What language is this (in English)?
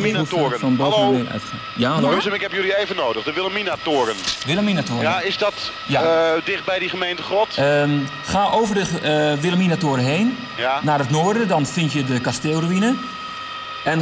Dutch